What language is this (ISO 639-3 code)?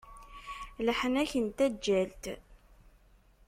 kab